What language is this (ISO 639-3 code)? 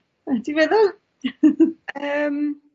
cym